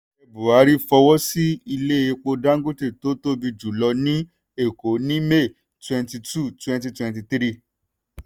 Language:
Yoruba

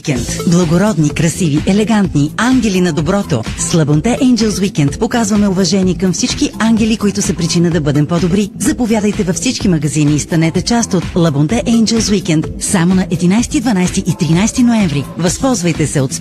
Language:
Bulgarian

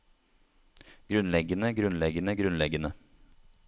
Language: Norwegian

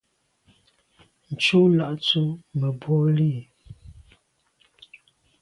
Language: Medumba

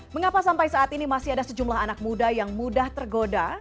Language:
Indonesian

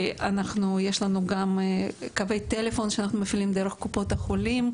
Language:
Hebrew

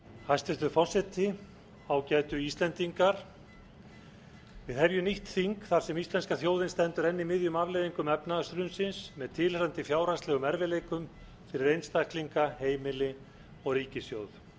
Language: Icelandic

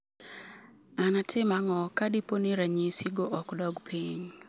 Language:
Luo (Kenya and Tanzania)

